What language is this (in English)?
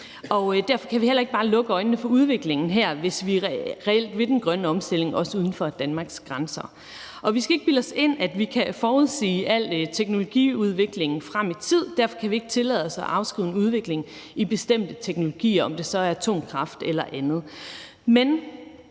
Danish